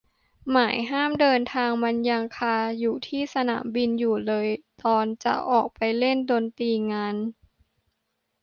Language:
Thai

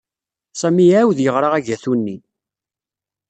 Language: Kabyle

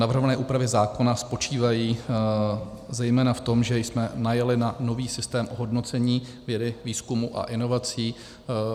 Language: Czech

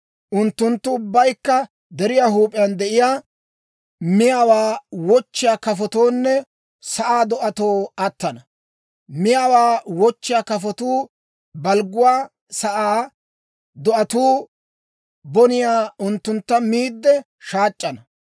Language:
Dawro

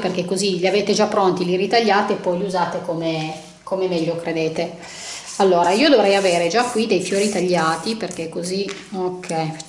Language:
Italian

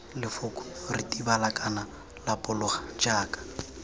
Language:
Tswana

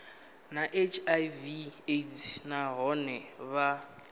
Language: Venda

